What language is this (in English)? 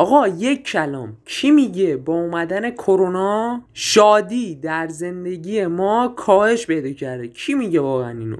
Persian